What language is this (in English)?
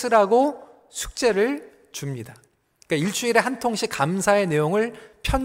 Korean